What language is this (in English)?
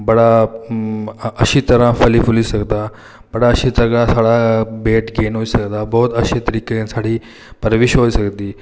Dogri